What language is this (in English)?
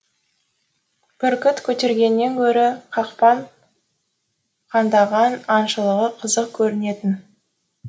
Kazakh